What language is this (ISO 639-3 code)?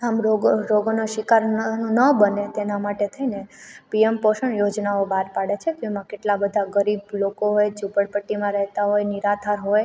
guj